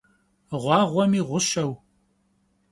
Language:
Kabardian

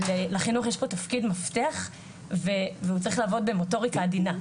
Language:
Hebrew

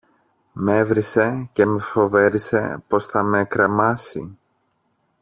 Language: Greek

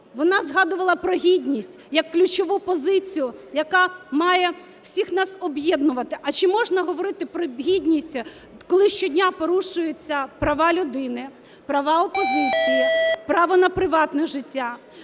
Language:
Ukrainian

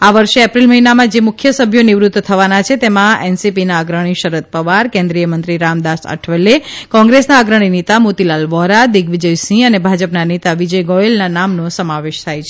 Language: Gujarati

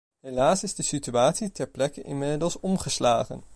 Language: Dutch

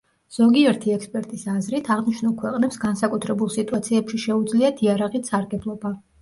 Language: Georgian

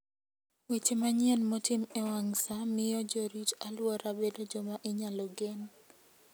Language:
Luo (Kenya and Tanzania)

